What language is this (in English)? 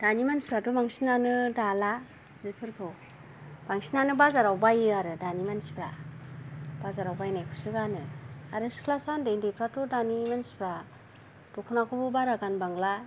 Bodo